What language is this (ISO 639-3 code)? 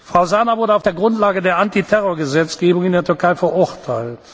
deu